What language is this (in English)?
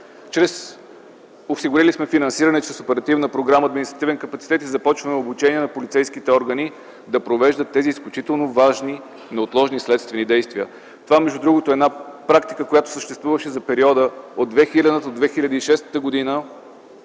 Bulgarian